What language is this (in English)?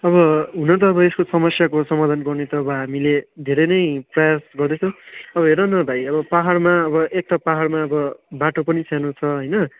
Nepali